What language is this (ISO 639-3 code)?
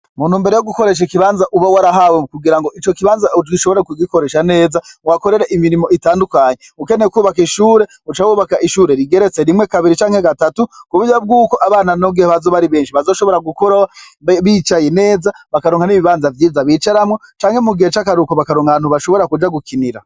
run